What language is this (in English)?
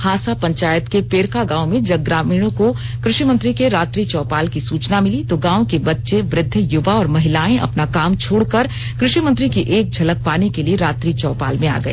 Hindi